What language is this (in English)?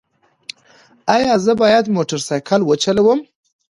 Pashto